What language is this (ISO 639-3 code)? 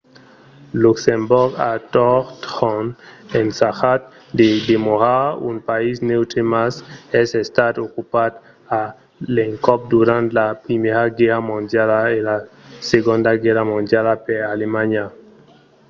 oci